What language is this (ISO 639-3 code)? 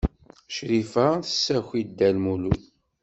kab